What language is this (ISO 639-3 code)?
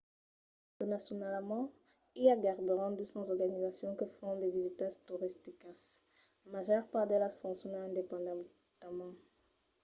oci